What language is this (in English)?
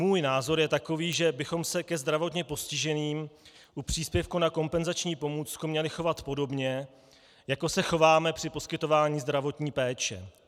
Czech